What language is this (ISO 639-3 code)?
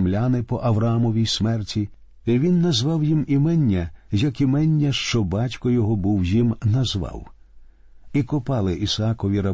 ukr